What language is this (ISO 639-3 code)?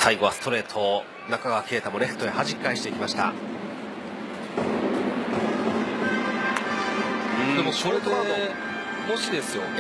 jpn